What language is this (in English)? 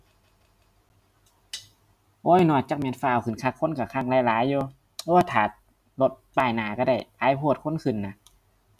Thai